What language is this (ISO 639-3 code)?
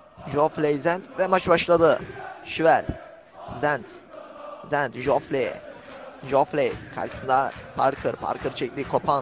tur